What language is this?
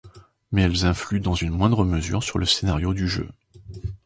French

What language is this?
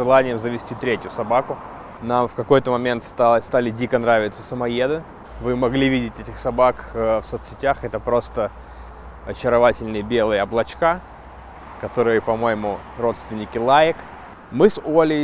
Russian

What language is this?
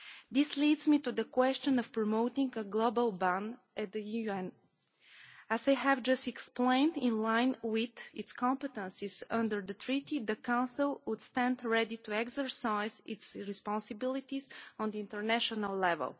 English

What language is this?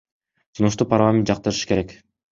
Kyrgyz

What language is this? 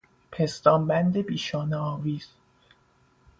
Persian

